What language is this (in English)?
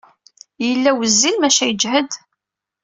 Kabyle